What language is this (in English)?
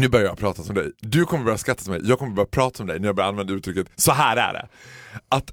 Swedish